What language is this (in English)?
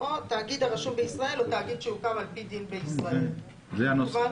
Hebrew